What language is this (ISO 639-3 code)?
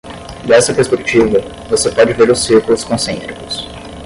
por